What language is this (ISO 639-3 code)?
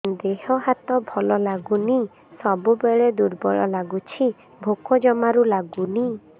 ori